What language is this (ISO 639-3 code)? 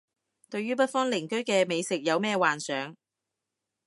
yue